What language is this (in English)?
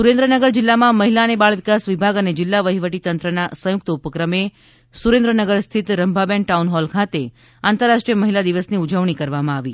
Gujarati